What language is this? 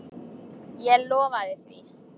Icelandic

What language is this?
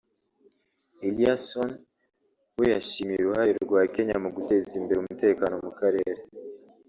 Kinyarwanda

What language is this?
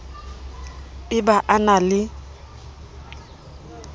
Southern Sotho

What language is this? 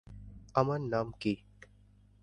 Bangla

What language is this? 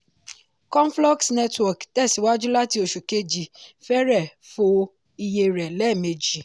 Yoruba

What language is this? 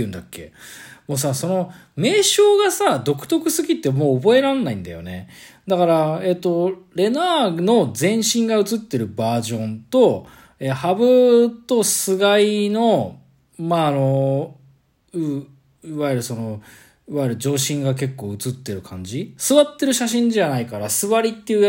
Japanese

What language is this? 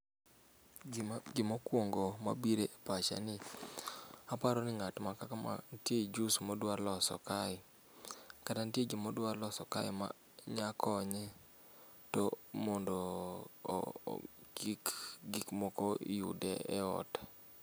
Luo (Kenya and Tanzania)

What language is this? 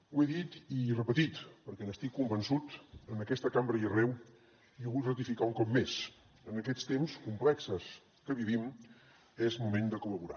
Catalan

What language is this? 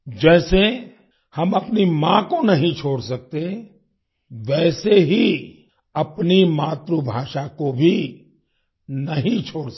Hindi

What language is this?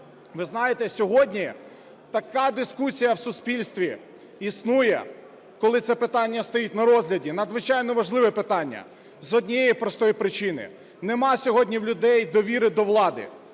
Ukrainian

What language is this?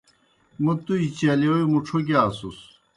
Kohistani Shina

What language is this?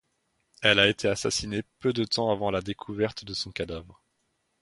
French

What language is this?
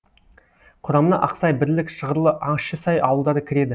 Kazakh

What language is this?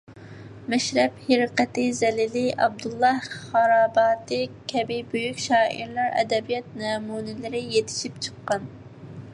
Uyghur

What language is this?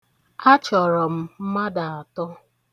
Igbo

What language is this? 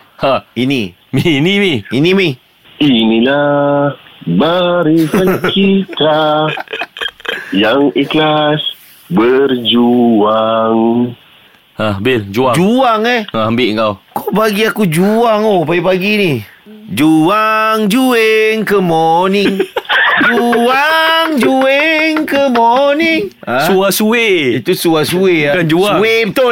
Malay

